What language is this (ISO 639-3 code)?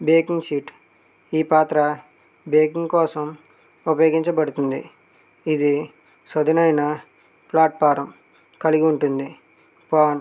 tel